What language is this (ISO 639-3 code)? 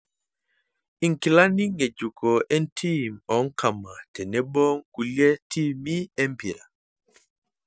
mas